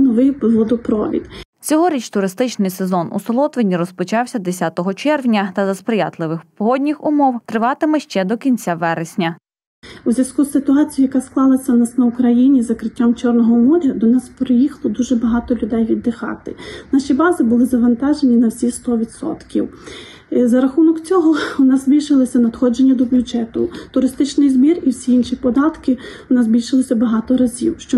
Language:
Ukrainian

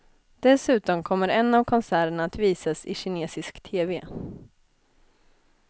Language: Swedish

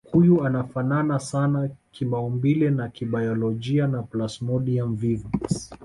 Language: Swahili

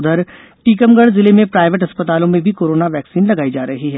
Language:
Hindi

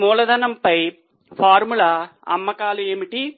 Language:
Telugu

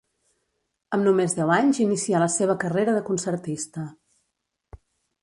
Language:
Catalan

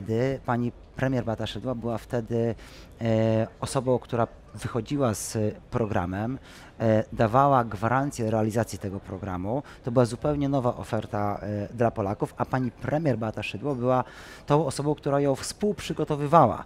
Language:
Polish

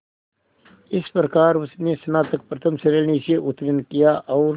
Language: Hindi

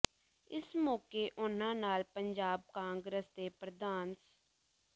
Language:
Punjabi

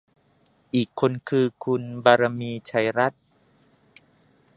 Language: Thai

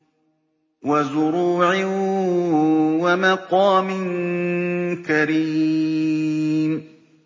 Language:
Arabic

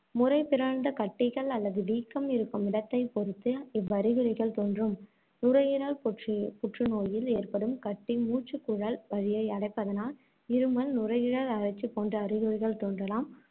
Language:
Tamil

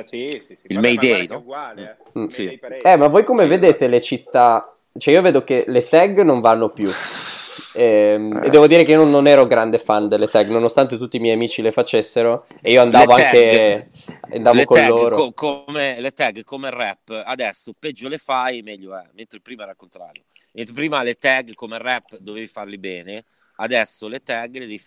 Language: Italian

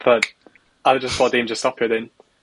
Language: Welsh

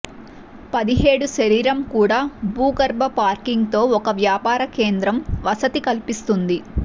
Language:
Telugu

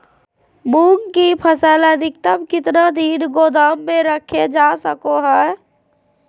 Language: Magahi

